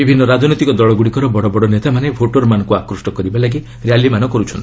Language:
Odia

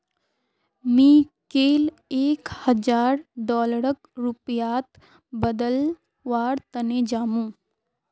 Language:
Magahi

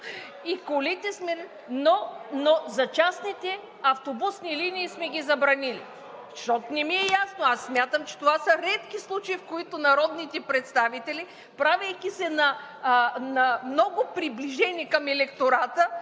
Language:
Bulgarian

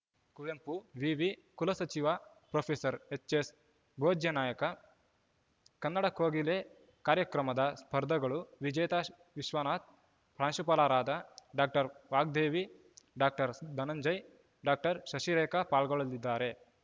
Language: Kannada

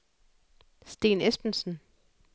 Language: Danish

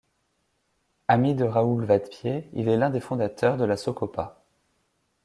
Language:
French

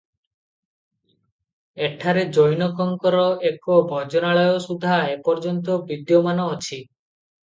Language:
Odia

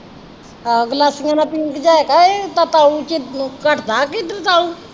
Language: Punjabi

